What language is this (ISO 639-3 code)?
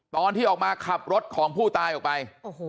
tha